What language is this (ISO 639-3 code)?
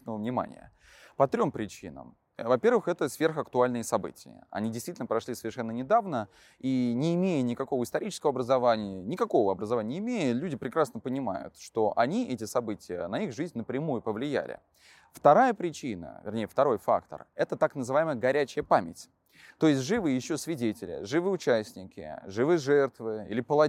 rus